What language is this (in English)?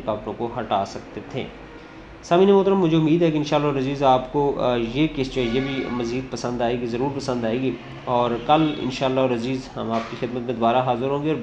Urdu